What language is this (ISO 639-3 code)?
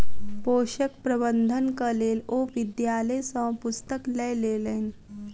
mai